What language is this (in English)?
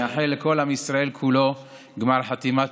Hebrew